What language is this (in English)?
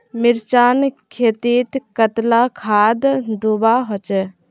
Magahi